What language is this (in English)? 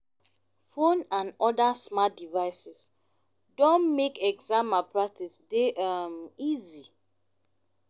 Nigerian Pidgin